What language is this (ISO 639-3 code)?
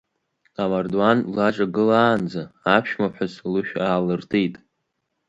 abk